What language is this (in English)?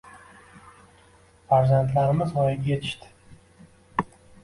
Uzbek